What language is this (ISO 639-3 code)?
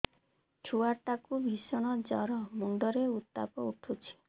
ori